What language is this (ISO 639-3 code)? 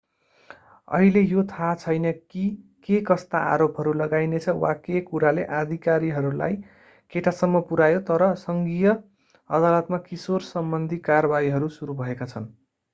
nep